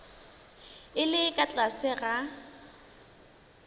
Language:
Northern Sotho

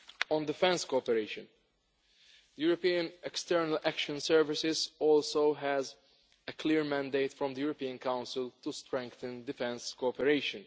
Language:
English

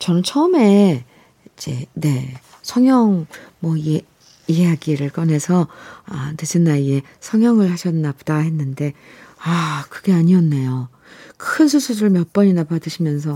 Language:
Korean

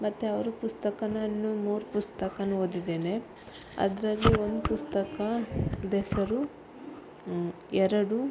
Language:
Kannada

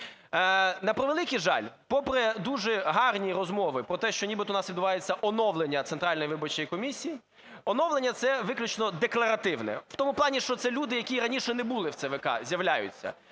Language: Ukrainian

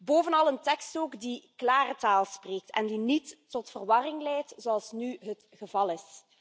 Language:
Dutch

